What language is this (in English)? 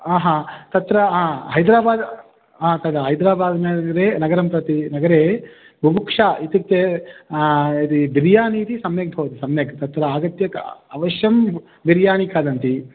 Sanskrit